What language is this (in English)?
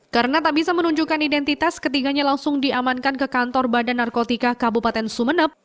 Indonesian